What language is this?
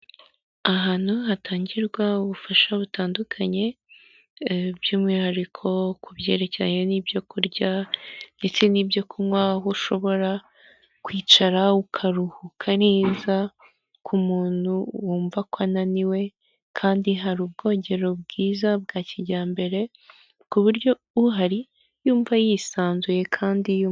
Kinyarwanda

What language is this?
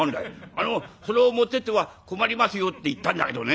Japanese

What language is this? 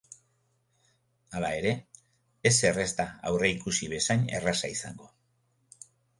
Basque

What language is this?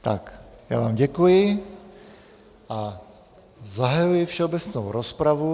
Czech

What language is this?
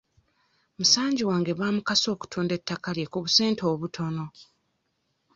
Ganda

